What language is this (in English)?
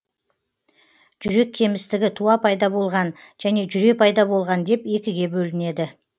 Kazakh